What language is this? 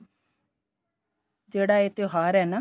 Punjabi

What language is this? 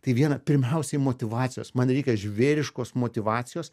Lithuanian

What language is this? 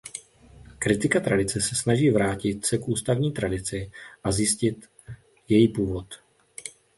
Czech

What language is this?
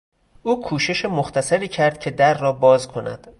Persian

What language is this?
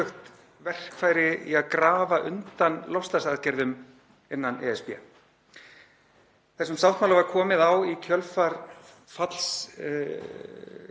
Icelandic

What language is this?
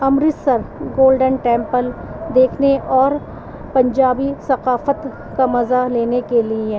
Urdu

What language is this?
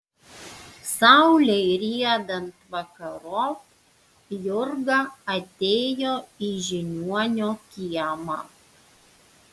Lithuanian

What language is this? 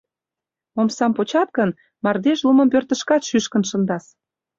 Mari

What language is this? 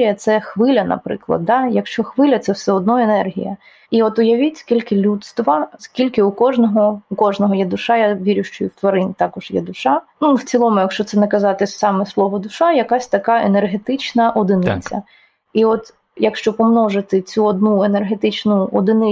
Ukrainian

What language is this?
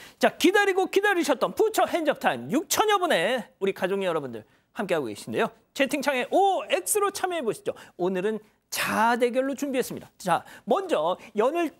Korean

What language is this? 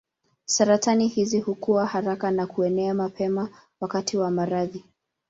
Swahili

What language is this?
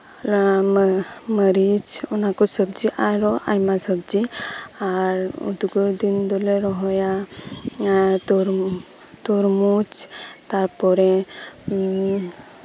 Santali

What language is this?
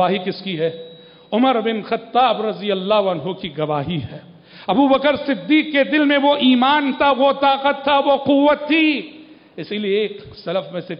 Arabic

